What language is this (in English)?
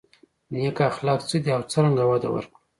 Pashto